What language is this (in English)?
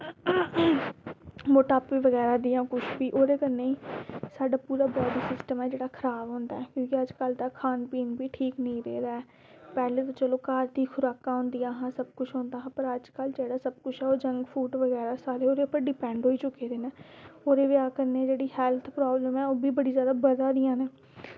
Dogri